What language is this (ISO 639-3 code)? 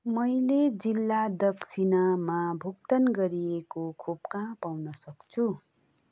nep